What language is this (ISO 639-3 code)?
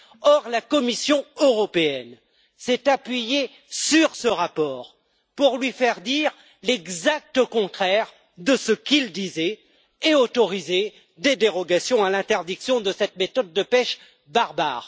fra